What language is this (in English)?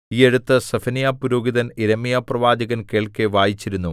Malayalam